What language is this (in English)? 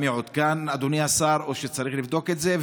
Hebrew